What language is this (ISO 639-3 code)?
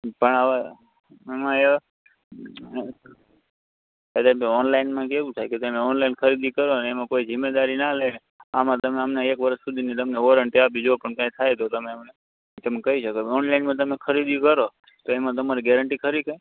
guj